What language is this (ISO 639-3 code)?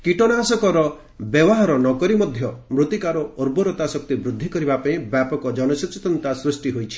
ori